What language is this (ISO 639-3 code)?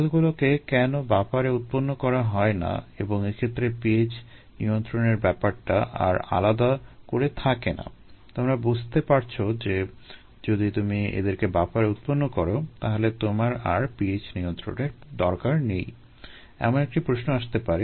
ben